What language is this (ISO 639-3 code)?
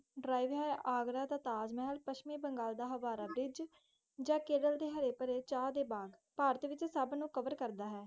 pan